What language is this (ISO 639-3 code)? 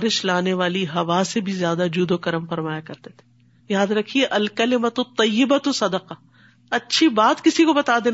urd